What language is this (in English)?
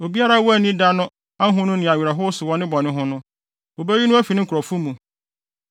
Akan